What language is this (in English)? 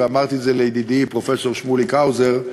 Hebrew